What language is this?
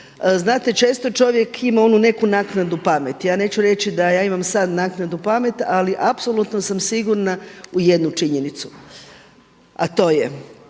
Croatian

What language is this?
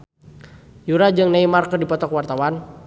Sundanese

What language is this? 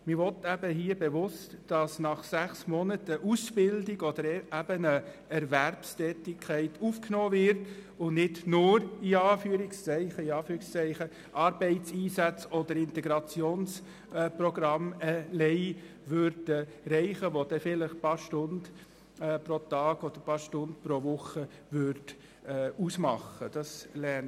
Swiss German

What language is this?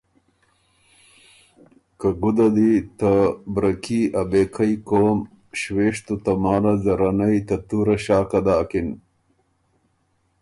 Ormuri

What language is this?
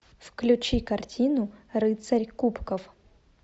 Russian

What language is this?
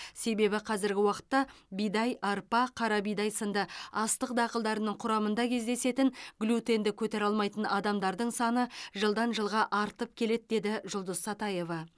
Kazakh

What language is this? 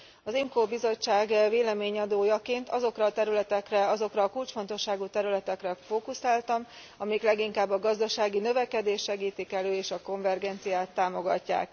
Hungarian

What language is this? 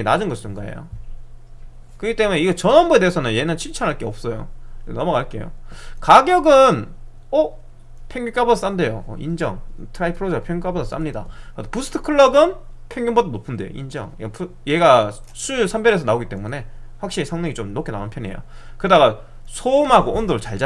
Korean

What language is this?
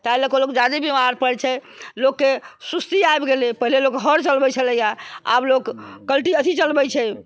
Maithili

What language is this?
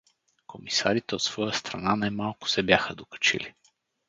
Bulgarian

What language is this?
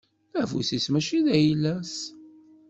Kabyle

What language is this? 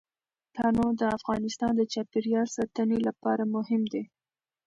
Pashto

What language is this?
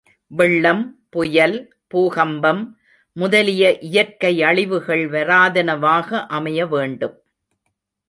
Tamil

